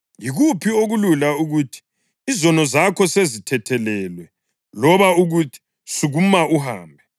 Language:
North Ndebele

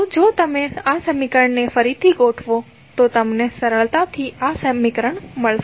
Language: Gujarati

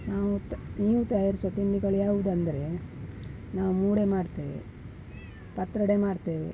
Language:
Kannada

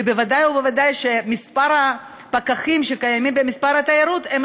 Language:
Hebrew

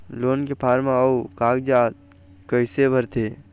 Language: Chhattisgarhi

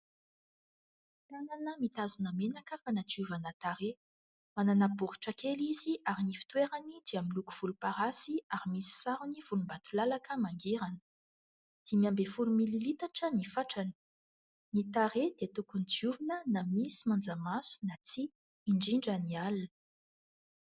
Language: Malagasy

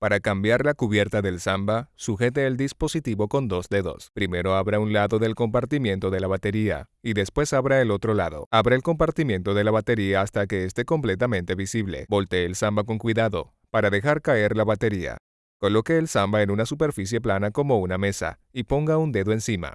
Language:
Spanish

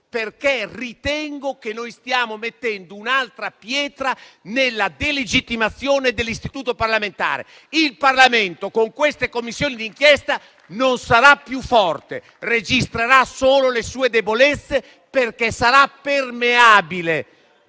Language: Italian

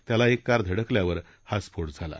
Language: Marathi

